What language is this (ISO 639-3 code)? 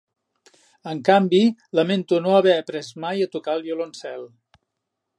cat